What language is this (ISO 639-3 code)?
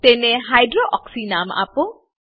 guj